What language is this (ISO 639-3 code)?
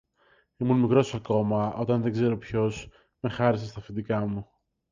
ell